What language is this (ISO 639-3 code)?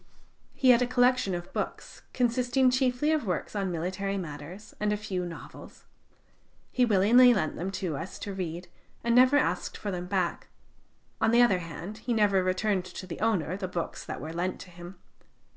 eng